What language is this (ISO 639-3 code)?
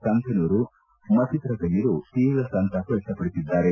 kan